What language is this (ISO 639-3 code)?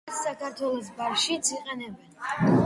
kat